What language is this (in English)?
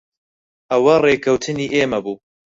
Central Kurdish